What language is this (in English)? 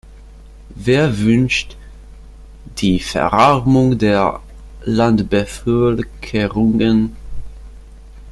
German